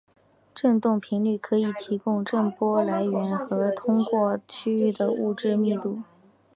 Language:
Chinese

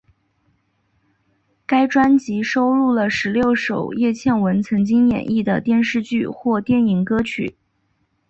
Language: Chinese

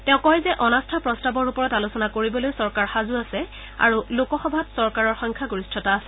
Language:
Assamese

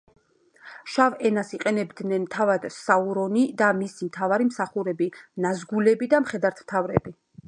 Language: Georgian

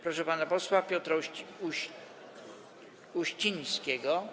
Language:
Polish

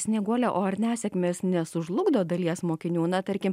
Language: Lithuanian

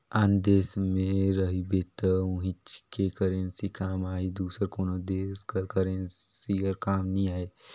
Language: Chhattisgarhi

